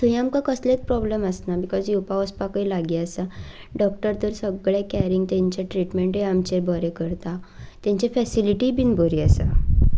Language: Konkani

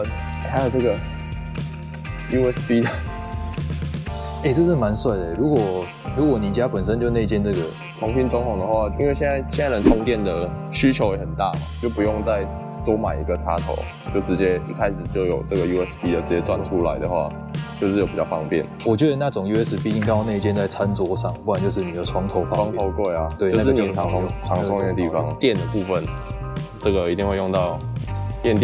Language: Chinese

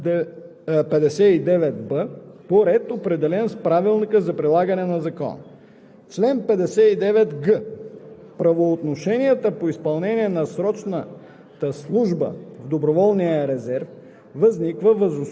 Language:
Bulgarian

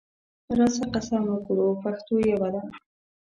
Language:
Pashto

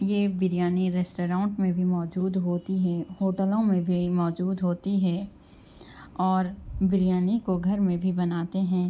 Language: Urdu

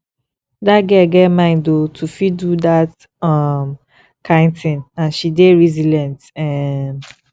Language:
Nigerian Pidgin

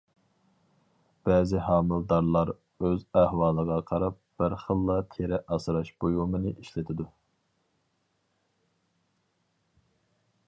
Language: Uyghur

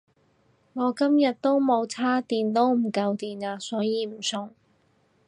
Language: Cantonese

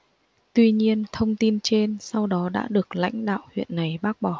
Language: Vietnamese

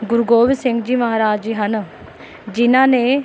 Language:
Punjabi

